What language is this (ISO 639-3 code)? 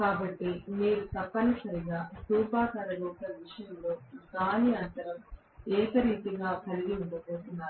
tel